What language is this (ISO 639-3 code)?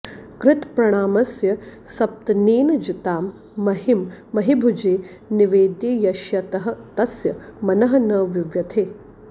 san